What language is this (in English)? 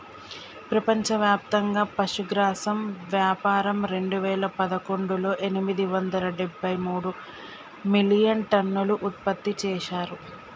Telugu